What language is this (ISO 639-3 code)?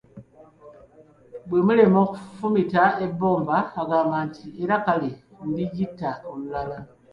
lug